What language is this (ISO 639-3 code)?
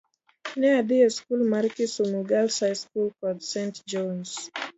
luo